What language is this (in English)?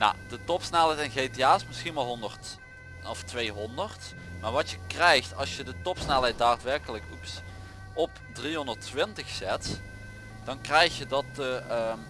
Dutch